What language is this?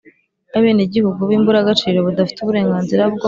Kinyarwanda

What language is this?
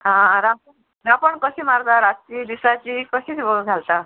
Konkani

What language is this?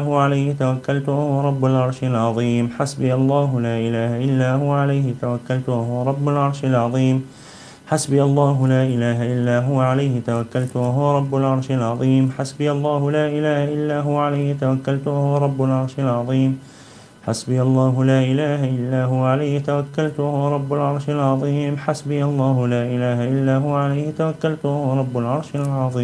Arabic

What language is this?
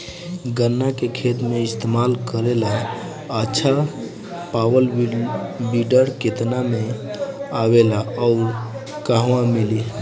Bhojpuri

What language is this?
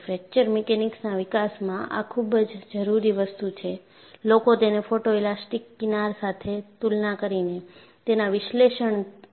Gujarati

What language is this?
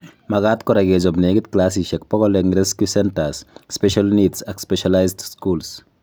Kalenjin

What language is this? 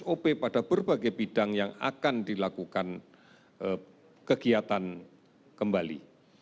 Indonesian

